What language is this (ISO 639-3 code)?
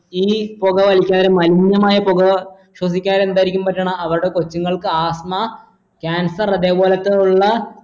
mal